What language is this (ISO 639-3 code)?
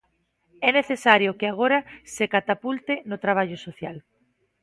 glg